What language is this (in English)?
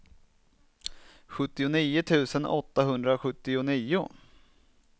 Swedish